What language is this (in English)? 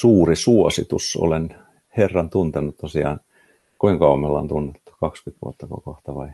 Finnish